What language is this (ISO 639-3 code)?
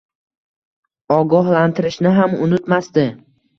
uzb